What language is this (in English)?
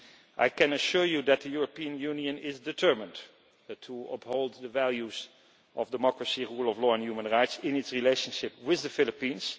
English